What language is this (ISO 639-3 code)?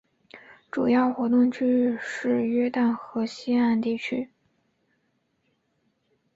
zho